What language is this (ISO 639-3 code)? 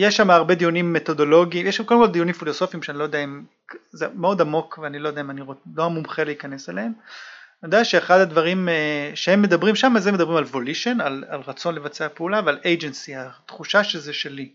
heb